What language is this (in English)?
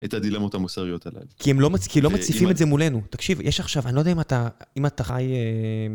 Hebrew